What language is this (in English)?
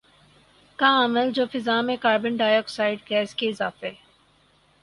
Urdu